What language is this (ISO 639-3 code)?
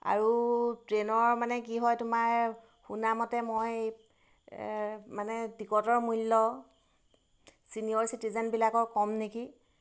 asm